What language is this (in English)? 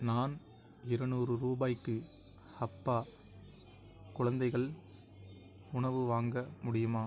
Tamil